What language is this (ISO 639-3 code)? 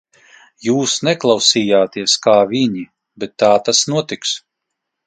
lav